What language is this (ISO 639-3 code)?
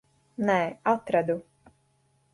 lav